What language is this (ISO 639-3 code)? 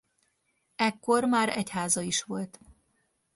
hun